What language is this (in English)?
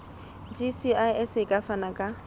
Southern Sotho